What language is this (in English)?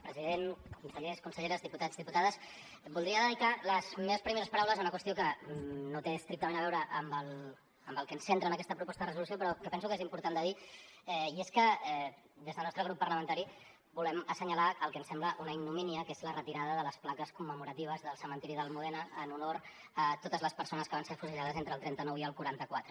Catalan